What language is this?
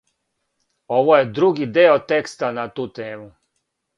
Serbian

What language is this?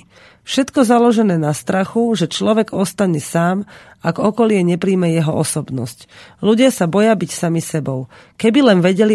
Slovak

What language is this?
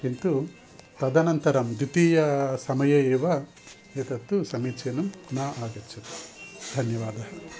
Sanskrit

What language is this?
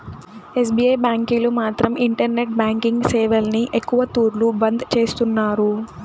Telugu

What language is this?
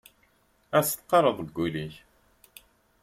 Kabyle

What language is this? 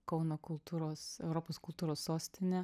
Lithuanian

